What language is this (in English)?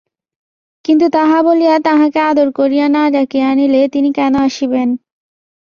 Bangla